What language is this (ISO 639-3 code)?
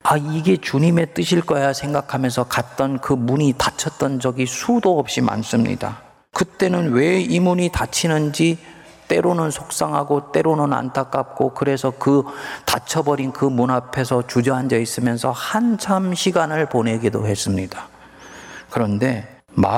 kor